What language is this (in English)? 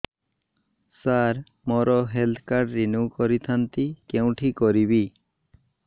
Odia